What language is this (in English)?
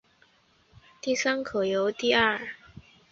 Chinese